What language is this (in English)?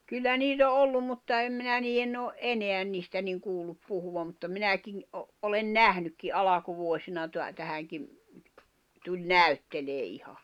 Finnish